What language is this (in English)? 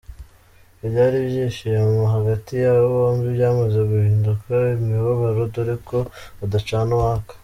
Kinyarwanda